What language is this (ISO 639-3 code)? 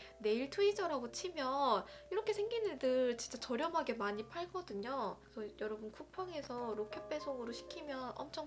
kor